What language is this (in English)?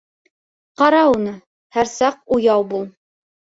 Bashkir